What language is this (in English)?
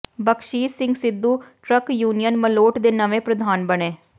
Punjabi